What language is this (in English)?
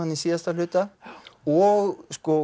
Icelandic